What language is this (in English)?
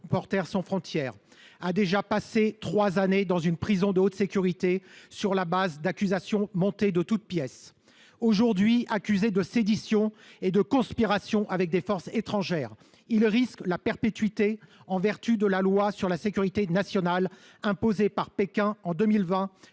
French